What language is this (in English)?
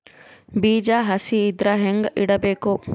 Kannada